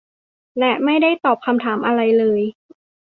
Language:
Thai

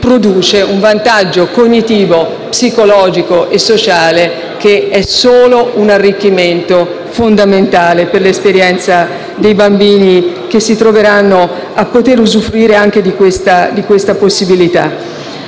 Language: Italian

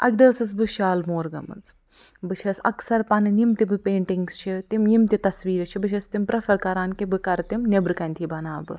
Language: Kashmiri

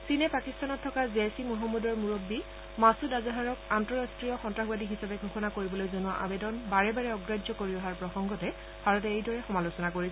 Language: Assamese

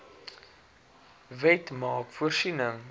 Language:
Afrikaans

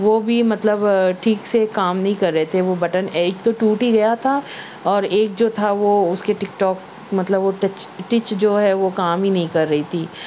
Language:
Urdu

